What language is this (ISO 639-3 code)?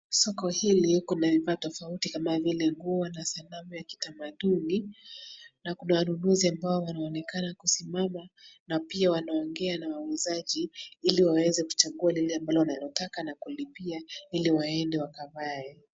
swa